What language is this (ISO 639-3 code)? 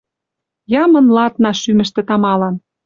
mrj